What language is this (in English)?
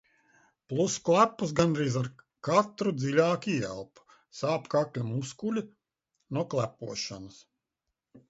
Latvian